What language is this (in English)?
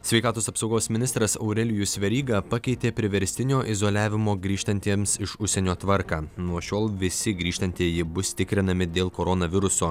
Lithuanian